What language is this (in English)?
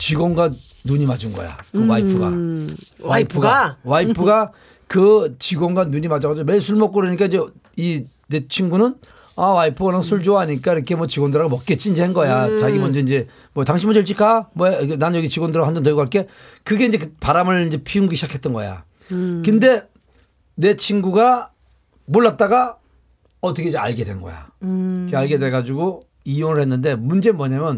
Korean